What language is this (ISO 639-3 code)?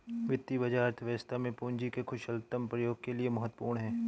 hin